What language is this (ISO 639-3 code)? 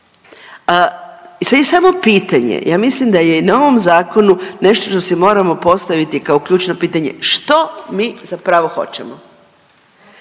hrv